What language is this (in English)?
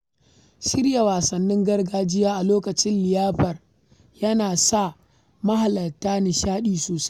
Hausa